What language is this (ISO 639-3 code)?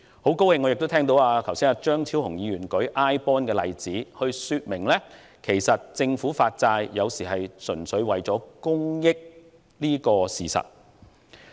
yue